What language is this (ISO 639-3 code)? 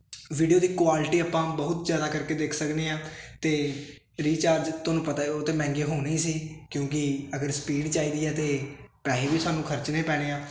pan